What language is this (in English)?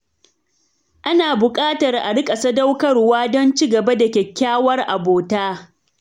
Hausa